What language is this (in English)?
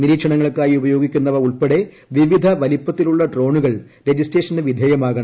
Malayalam